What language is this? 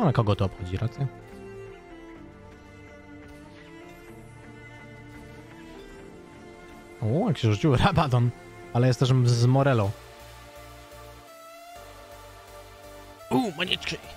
Polish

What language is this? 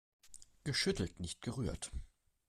German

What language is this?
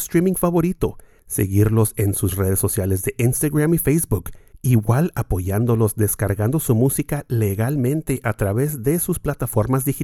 Spanish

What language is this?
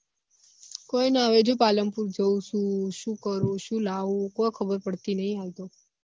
Gujarati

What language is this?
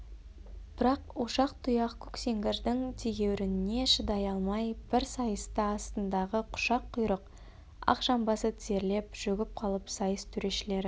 Kazakh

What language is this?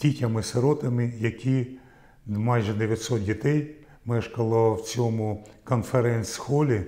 Ukrainian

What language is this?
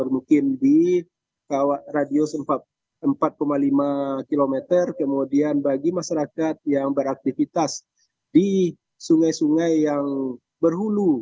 Indonesian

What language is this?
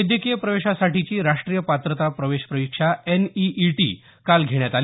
Marathi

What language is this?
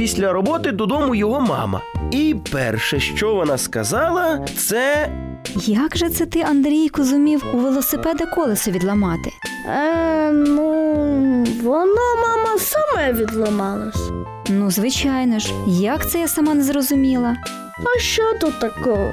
Ukrainian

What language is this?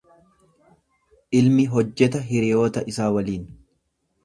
Oromo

